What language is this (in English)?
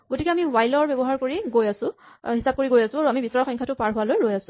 Assamese